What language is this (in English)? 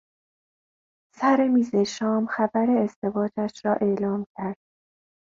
Persian